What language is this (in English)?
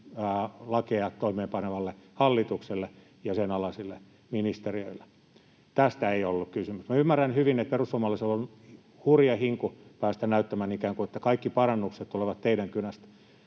Finnish